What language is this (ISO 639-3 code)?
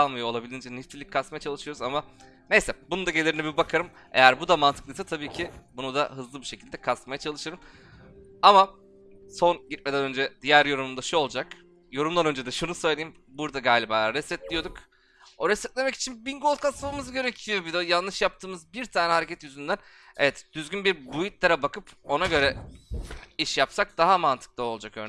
tur